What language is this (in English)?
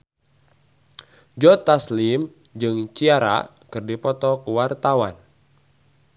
Sundanese